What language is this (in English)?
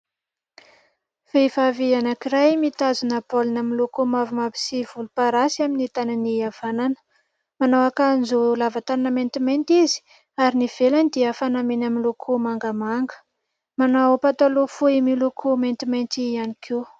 Malagasy